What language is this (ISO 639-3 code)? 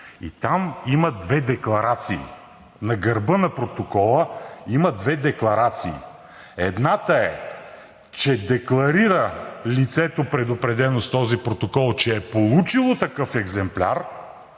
bul